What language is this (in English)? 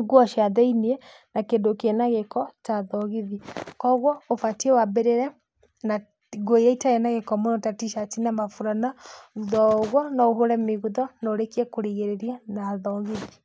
Kikuyu